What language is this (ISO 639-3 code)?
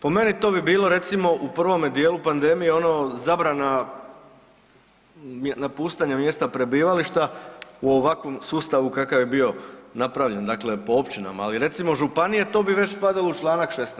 hrv